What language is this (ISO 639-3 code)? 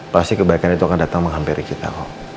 ind